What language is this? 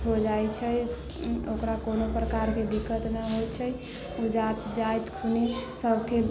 Maithili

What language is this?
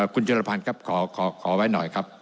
Thai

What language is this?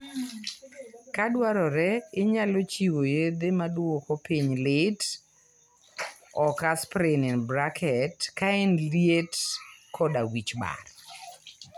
Luo (Kenya and Tanzania)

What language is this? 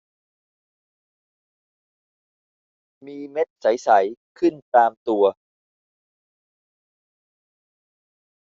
Thai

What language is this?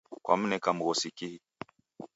Taita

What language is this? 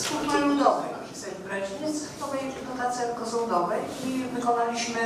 Polish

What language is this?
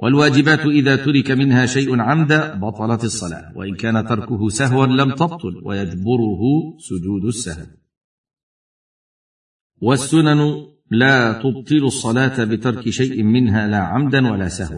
Arabic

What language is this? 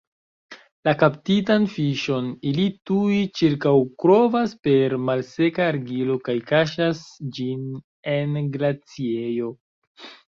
Esperanto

